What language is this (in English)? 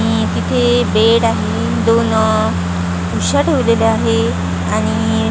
Marathi